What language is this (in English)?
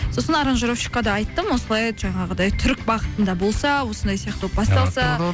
Kazakh